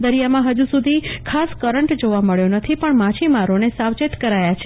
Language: Gujarati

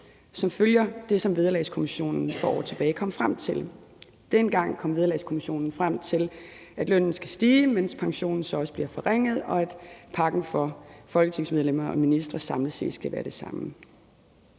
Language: Danish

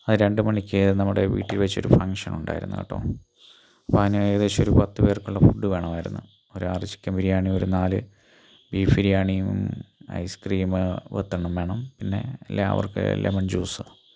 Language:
Malayalam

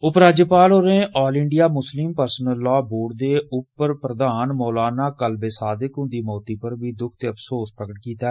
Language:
Dogri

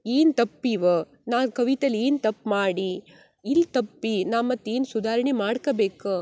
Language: Kannada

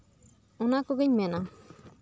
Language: Santali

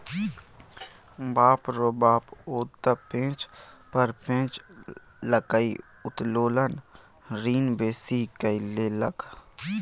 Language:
Maithili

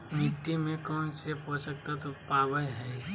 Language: Magahi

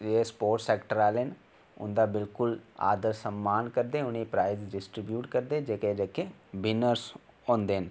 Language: Dogri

